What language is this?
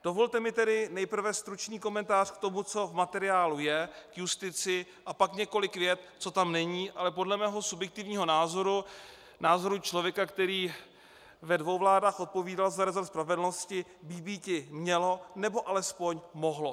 Czech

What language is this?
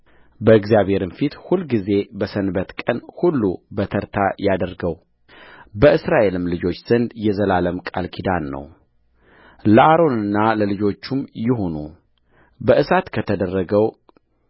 Amharic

